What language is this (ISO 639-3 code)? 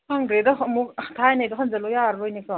mni